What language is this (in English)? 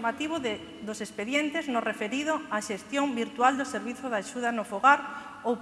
Spanish